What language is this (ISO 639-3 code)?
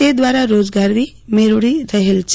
guj